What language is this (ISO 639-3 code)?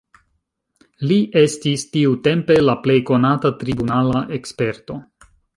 epo